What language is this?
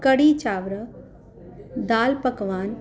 Sindhi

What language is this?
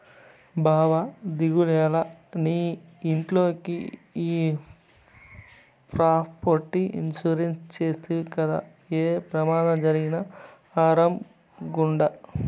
Telugu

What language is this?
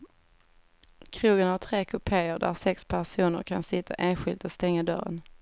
Swedish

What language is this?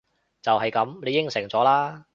Cantonese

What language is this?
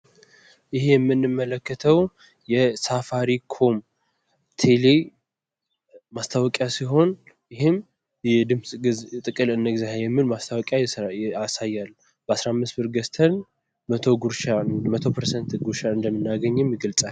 Amharic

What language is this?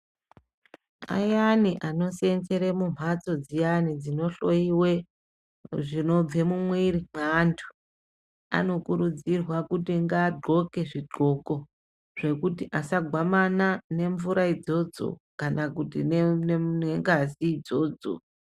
Ndau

